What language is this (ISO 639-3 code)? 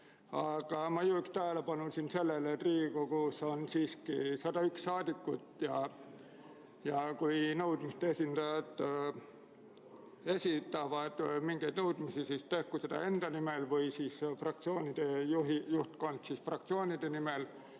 est